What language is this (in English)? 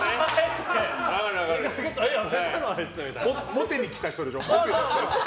Japanese